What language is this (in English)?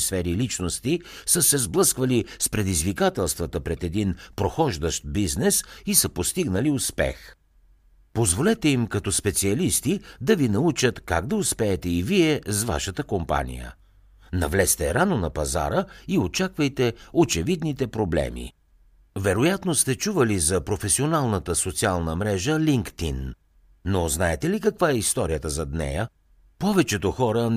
Bulgarian